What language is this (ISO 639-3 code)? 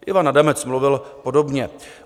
ces